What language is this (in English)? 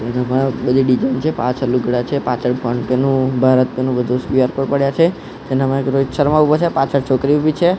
Gujarati